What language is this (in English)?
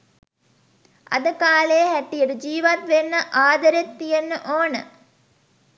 Sinhala